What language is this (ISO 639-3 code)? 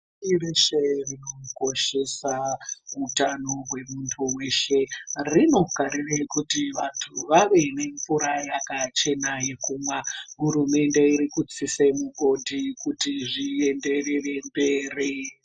ndc